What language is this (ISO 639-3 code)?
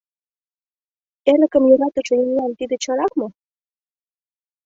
chm